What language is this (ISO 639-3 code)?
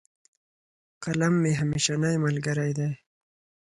pus